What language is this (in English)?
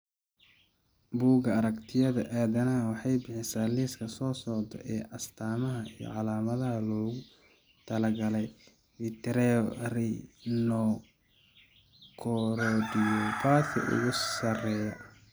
Somali